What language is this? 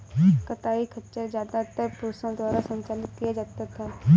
Hindi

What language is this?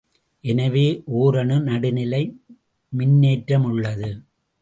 Tamil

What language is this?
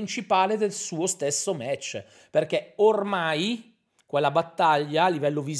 Italian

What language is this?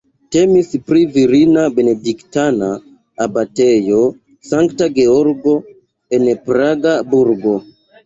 Esperanto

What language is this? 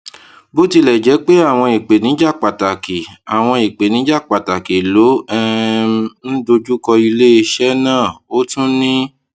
Yoruba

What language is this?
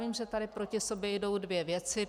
Czech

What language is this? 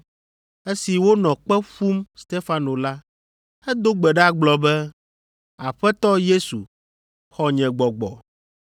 Ewe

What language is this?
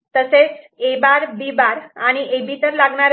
Marathi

